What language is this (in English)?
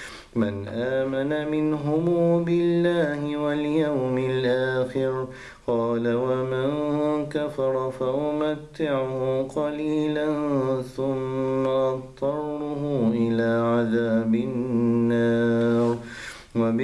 Arabic